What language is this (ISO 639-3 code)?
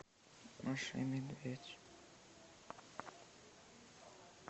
rus